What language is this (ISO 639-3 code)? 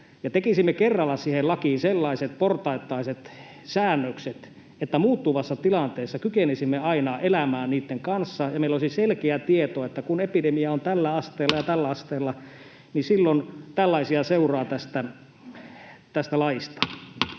fin